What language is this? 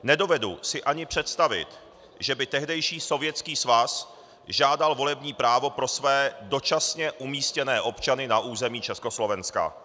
Czech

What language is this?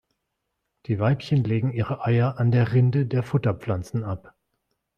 German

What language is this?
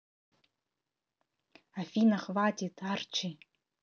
Russian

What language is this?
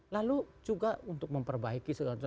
Indonesian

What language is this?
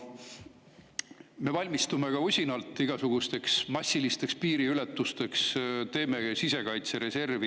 Estonian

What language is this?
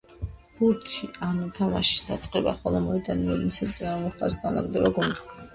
Georgian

